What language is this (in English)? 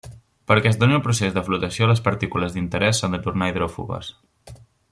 Catalan